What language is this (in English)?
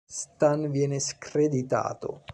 Italian